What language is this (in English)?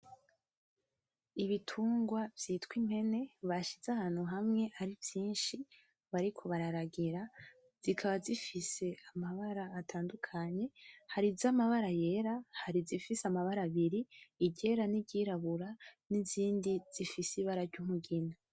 Rundi